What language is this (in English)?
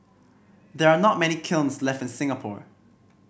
English